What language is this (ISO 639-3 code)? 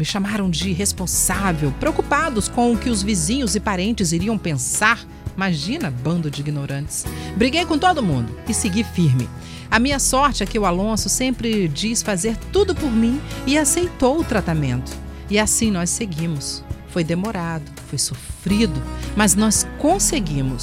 por